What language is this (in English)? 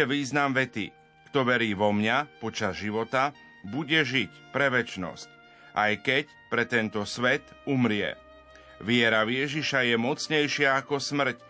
Slovak